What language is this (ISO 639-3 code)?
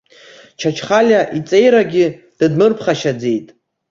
abk